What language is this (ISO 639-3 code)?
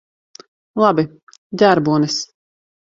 lav